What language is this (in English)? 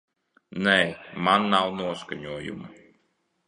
Latvian